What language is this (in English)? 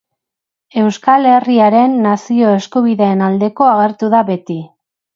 Basque